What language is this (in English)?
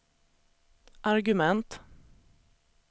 Swedish